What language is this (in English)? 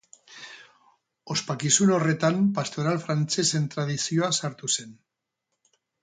Basque